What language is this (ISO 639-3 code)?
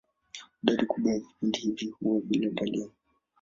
swa